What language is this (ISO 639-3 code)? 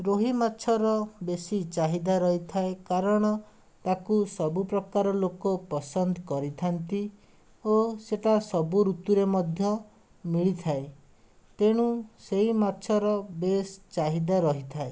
ori